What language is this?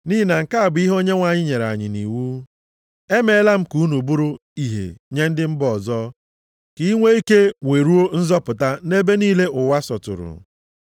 Igbo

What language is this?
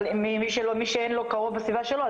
Hebrew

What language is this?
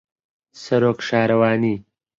Central Kurdish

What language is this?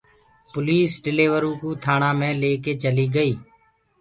Gurgula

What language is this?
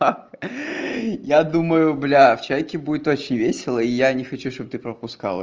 Russian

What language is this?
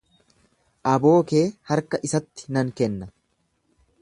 Oromo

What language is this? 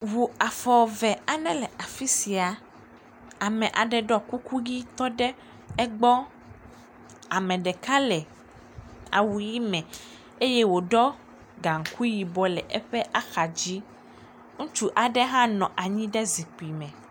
Ewe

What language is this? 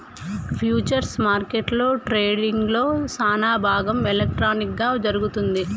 Telugu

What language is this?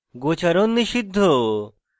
Bangla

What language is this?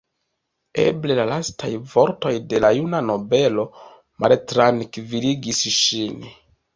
Esperanto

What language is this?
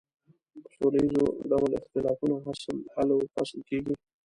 Pashto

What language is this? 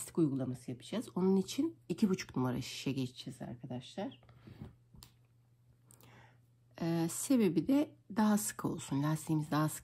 Turkish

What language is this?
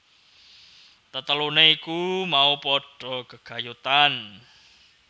Javanese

